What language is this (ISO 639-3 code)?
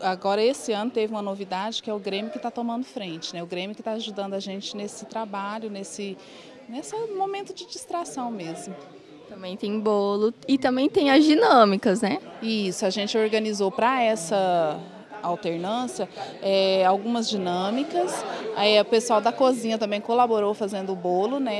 por